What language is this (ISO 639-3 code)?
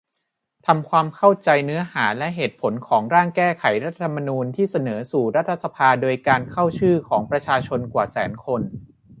tha